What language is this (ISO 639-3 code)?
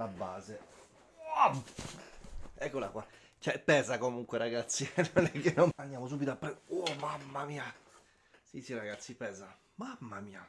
ita